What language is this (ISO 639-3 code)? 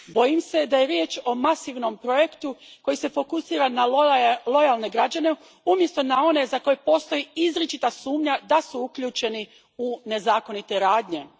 hrv